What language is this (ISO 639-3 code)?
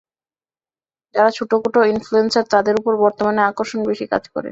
ben